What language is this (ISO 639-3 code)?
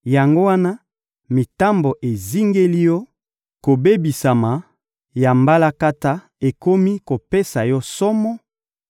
lin